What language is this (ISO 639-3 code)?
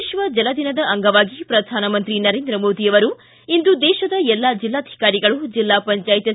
kan